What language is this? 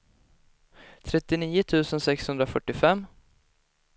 Swedish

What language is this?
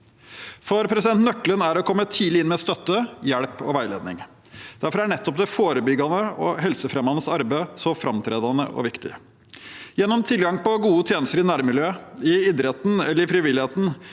Norwegian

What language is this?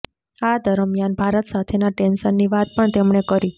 Gujarati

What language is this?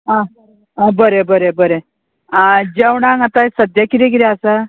Konkani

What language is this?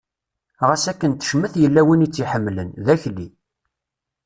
Kabyle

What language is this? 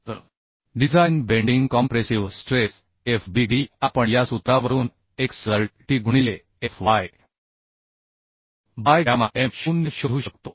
Marathi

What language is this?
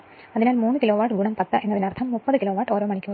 Malayalam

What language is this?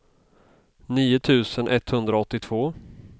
Swedish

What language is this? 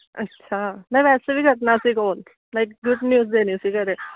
Punjabi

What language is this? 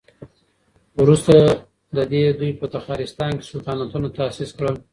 Pashto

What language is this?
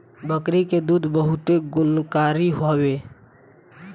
Bhojpuri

